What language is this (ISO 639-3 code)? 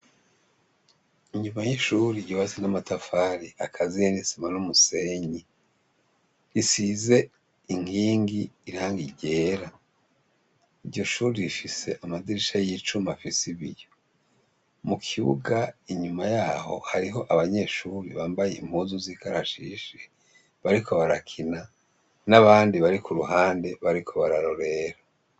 run